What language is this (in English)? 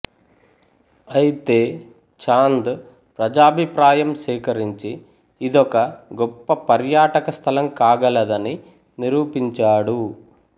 Telugu